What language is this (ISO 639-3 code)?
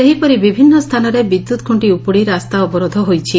ori